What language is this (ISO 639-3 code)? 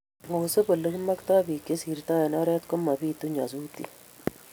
kln